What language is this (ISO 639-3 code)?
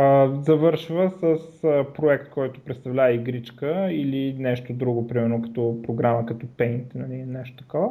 bul